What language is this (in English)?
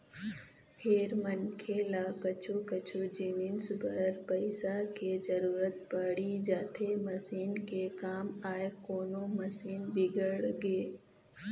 Chhattisgarhi